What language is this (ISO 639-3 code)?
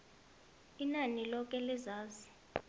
nbl